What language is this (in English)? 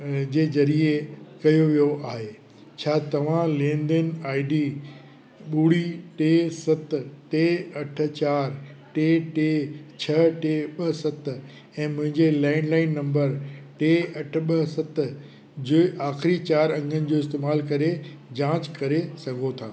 Sindhi